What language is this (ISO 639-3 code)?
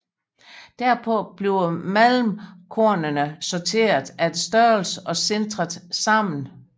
dan